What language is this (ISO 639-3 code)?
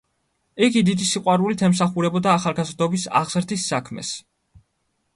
kat